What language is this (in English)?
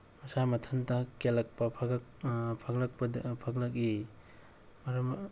Manipuri